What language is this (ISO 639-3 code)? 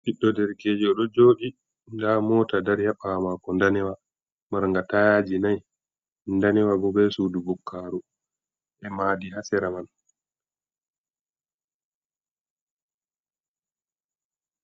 ful